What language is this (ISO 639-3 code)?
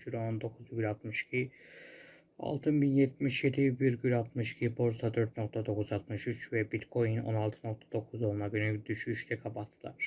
tur